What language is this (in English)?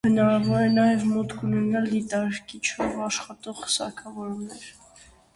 Armenian